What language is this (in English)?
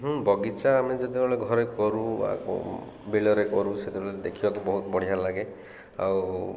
Odia